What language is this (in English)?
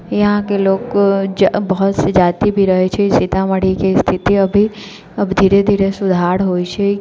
Maithili